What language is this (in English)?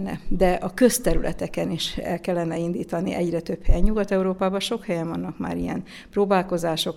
Hungarian